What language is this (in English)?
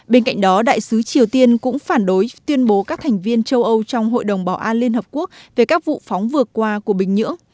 Vietnamese